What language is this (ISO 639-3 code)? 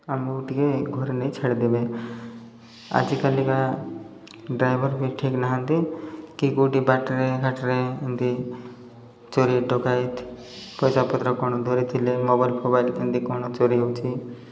ori